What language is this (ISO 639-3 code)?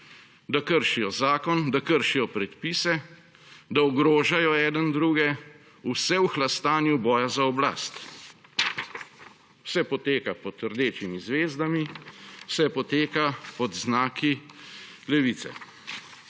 slv